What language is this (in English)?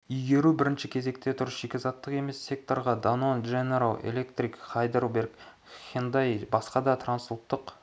Kazakh